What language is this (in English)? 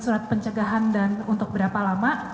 Indonesian